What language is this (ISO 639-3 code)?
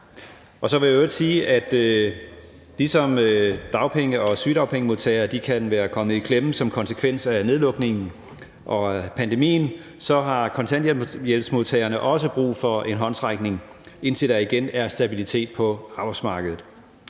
dan